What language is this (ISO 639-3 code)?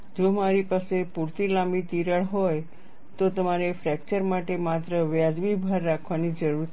guj